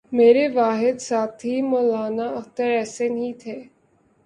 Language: Urdu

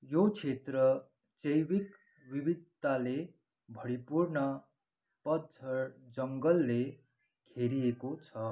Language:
Nepali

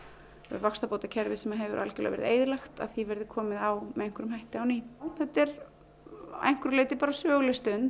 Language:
Icelandic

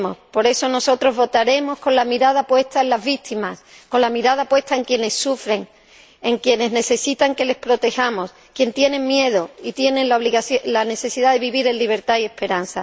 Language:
Spanish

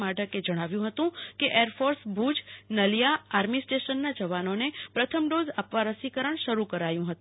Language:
Gujarati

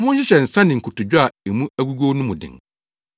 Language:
Akan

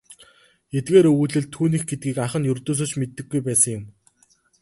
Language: Mongolian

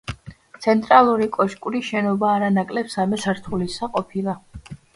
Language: Georgian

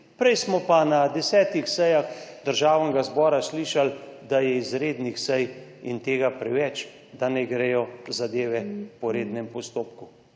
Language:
Slovenian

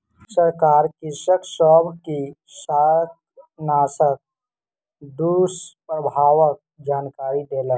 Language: Maithili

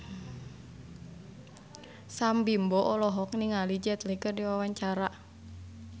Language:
Sundanese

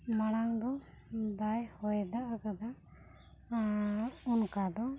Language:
Santali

